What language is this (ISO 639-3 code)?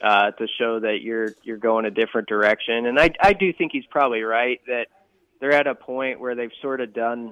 eng